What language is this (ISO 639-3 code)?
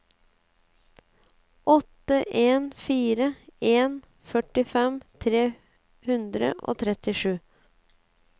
nor